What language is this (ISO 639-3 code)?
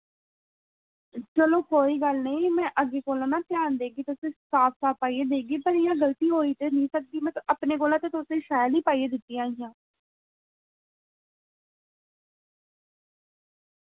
doi